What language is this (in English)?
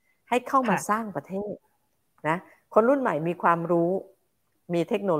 Thai